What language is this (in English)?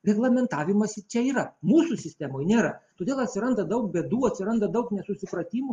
Lithuanian